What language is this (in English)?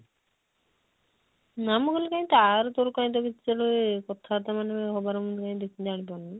Odia